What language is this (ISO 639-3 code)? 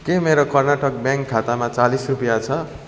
nep